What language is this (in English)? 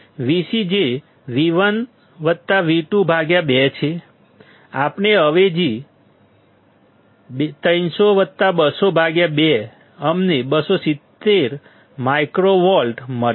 Gujarati